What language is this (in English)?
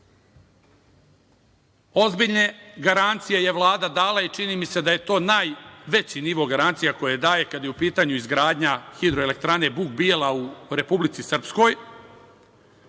Serbian